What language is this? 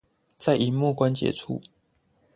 Chinese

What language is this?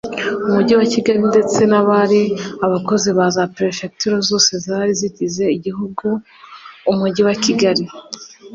Kinyarwanda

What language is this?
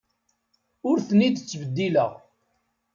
Kabyle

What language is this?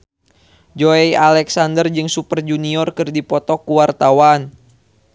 Sundanese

